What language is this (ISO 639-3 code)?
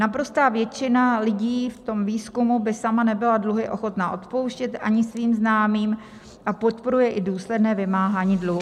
ces